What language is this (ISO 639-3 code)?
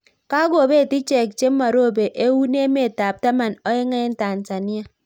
kln